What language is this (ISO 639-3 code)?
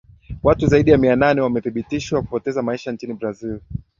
swa